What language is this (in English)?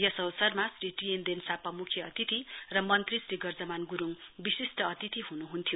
Nepali